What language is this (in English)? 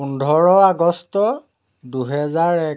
Assamese